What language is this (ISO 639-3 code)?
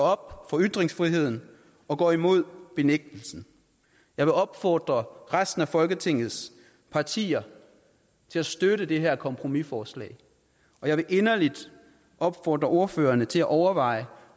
dan